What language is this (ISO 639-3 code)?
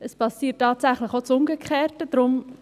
gsw